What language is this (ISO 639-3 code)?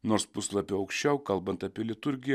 lit